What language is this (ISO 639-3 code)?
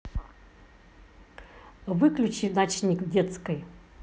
rus